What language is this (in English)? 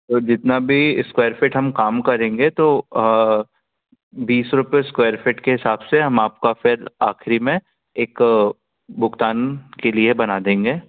Hindi